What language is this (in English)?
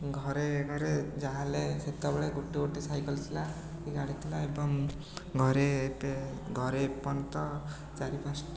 Odia